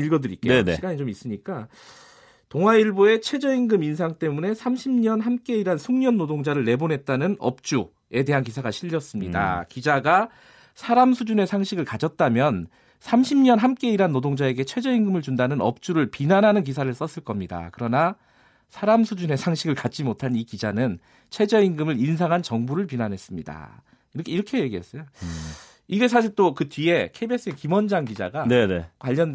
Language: Korean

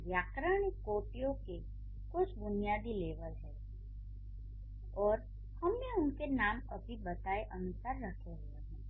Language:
Hindi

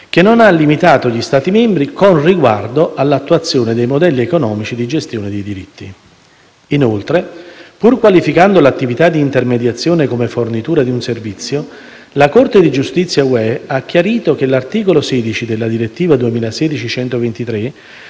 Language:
Italian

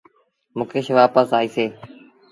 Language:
Sindhi Bhil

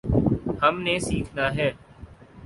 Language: Urdu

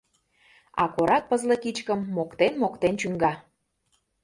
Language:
Mari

